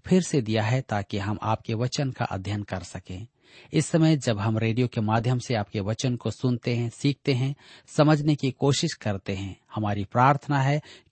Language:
Hindi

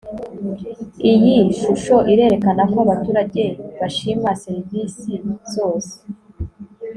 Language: Kinyarwanda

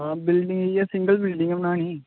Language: Dogri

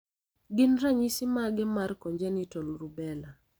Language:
Luo (Kenya and Tanzania)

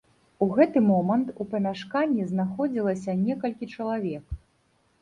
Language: Belarusian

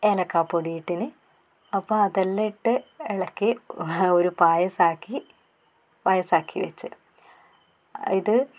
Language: Malayalam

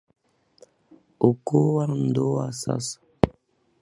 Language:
Swahili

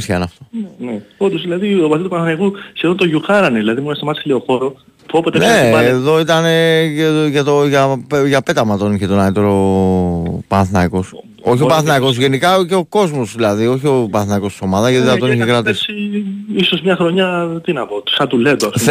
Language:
Greek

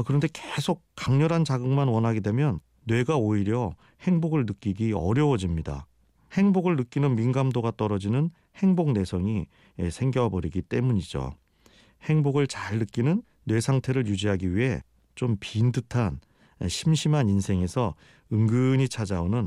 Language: Korean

